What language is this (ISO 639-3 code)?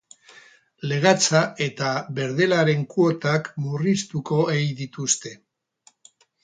eus